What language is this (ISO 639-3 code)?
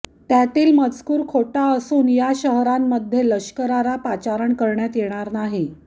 mar